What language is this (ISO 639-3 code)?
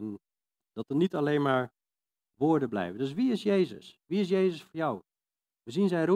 nld